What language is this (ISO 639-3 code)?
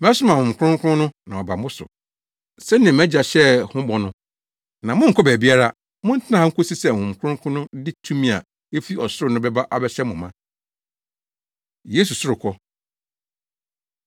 aka